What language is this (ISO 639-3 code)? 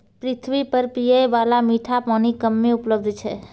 mai